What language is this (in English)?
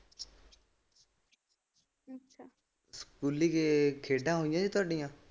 Punjabi